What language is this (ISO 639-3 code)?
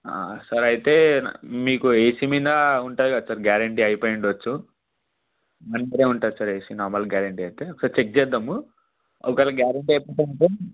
tel